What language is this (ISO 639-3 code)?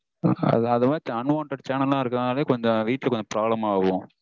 tam